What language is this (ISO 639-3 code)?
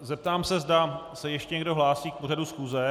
ces